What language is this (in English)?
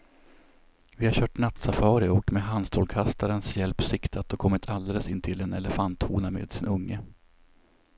Swedish